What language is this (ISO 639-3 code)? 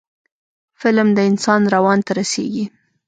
pus